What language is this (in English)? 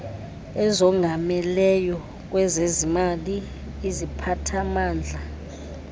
Xhosa